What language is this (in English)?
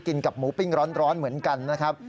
Thai